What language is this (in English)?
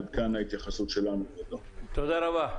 Hebrew